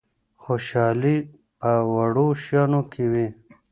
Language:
Pashto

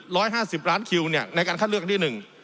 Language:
Thai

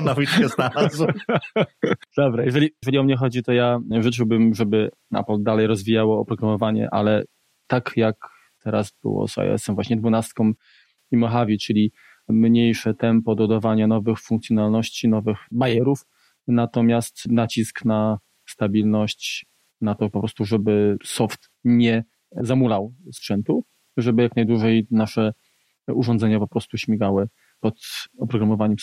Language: Polish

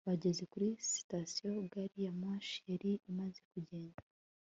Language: Kinyarwanda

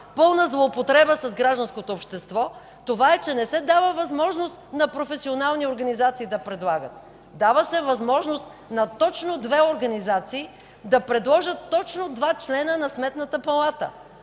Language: Bulgarian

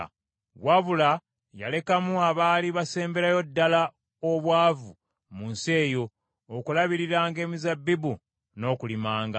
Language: Ganda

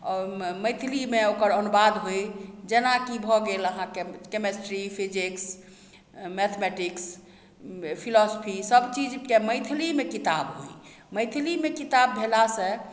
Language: Maithili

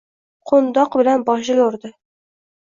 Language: Uzbek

